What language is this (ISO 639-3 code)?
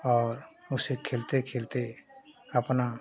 hin